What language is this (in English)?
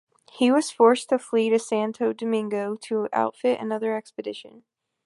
English